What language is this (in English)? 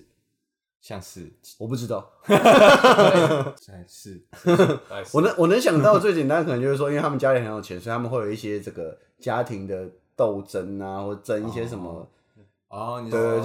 Chinese